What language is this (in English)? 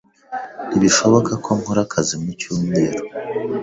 Kinyarwanda